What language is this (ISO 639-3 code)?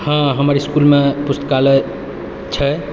mai